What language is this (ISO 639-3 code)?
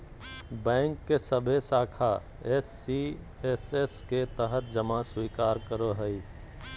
mag